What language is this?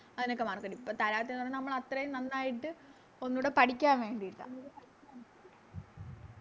Malayalam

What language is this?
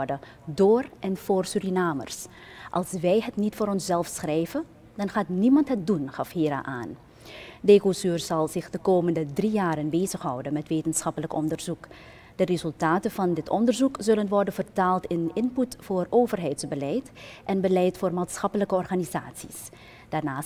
Dutch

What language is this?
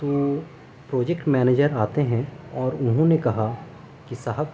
Urdu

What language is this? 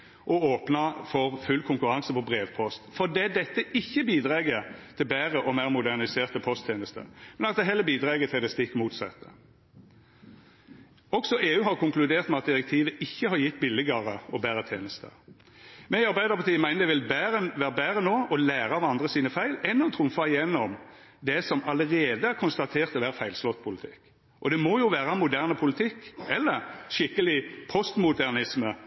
Norwegian Nynorsk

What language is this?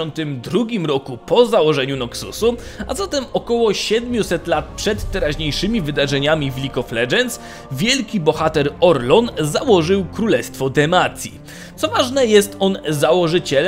Polish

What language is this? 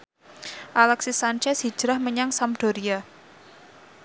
Javanese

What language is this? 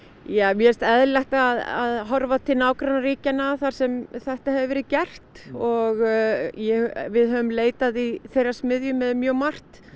Icelandic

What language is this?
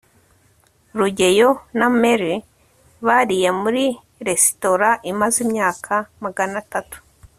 Kinyarwanda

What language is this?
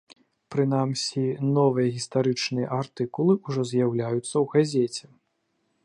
Belarusian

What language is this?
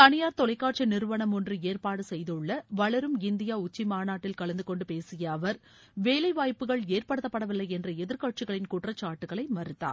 Tamil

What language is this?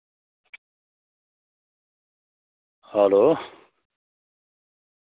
Dogri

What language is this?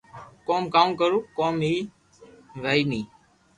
Loarki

